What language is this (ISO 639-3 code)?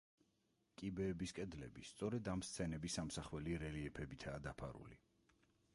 kat